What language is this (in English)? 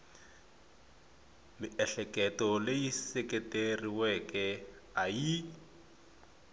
Tsonga